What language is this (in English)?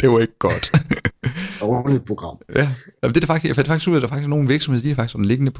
Danish